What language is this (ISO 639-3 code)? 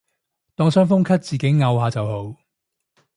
yue